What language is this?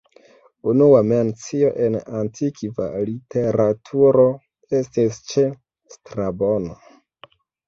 Esperanto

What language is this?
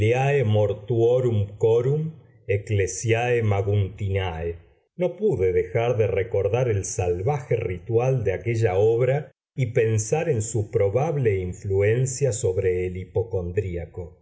Spanish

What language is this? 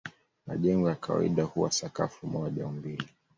Swahili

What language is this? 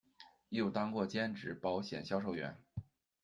Chinese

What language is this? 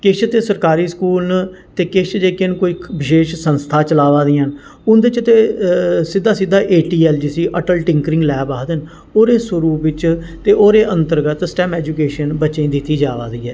Dogri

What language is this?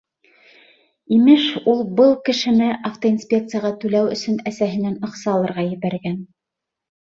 Bashkir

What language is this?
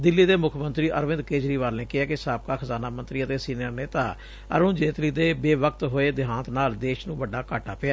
Punjabi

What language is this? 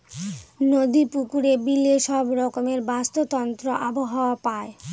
Bangla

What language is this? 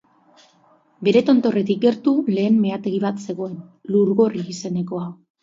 Basque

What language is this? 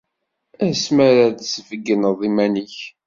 Kabyle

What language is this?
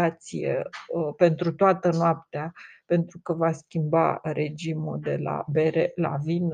Romanian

